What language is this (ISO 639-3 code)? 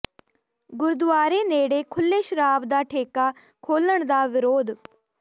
pan